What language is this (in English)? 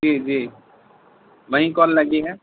Urdu